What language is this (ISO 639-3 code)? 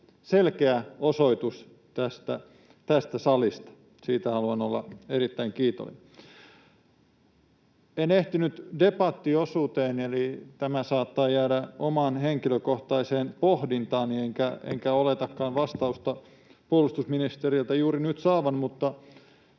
fin